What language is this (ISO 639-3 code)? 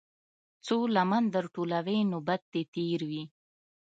pus